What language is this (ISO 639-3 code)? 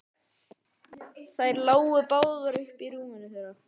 isl